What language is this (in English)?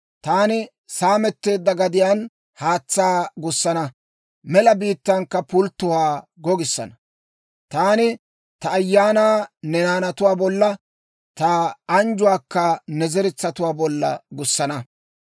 Dawro